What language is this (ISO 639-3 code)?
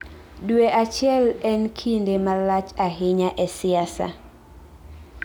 luo